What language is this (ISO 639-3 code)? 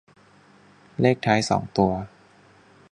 tha